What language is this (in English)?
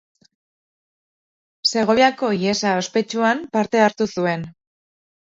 Basque